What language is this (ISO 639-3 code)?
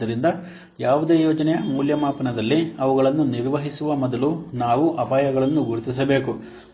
kan